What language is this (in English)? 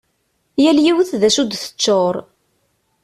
Kabyle